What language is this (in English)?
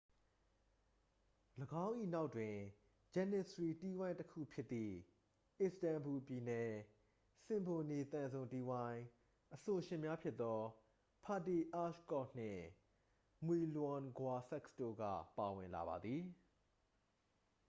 Burmese